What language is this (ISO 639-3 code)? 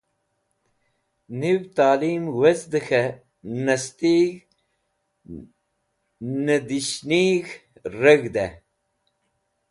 wbl